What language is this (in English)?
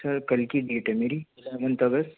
Urdu